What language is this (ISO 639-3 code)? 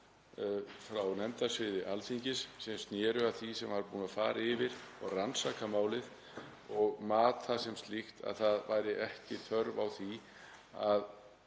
isl